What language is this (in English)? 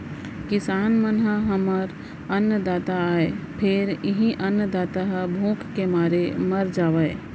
Chhattisgarhi